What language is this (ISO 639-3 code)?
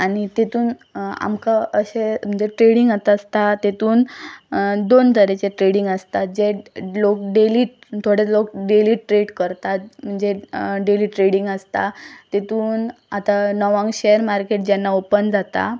kok